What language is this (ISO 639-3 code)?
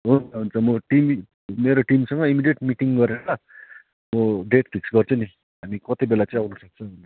nep